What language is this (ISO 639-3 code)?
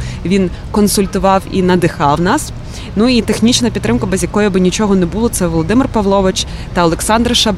ukr